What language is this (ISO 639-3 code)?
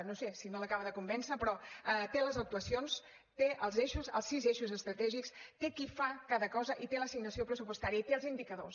cat